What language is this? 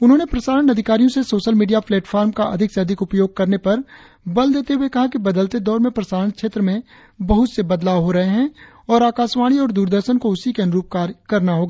Hindi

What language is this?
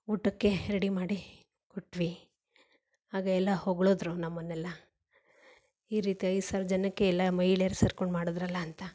Kannada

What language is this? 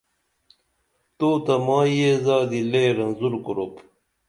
Dameli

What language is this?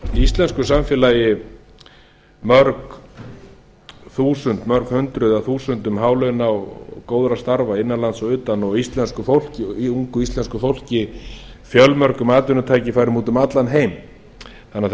Icelandic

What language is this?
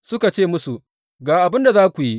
Hausa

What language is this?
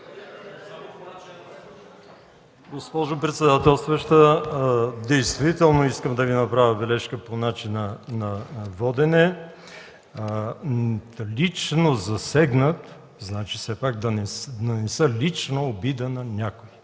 Bulgarian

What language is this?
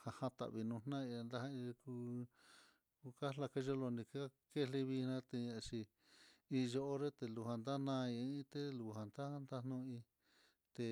Mitlatongo Mixtec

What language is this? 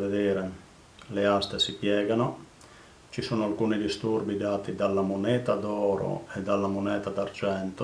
Italian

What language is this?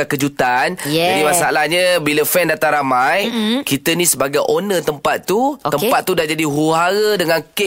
Malay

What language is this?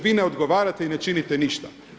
Croatian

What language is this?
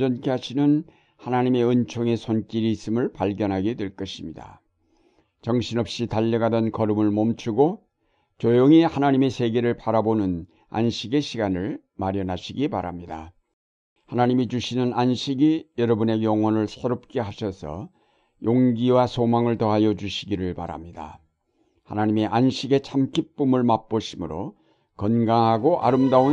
Korean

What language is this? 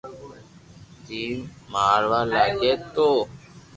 Loarki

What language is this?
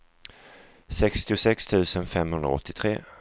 Swedish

